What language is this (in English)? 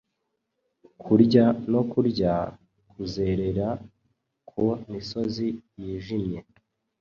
Kinyarwanda